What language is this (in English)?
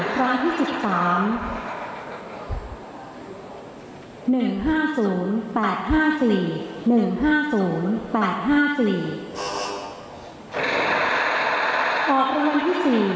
Thai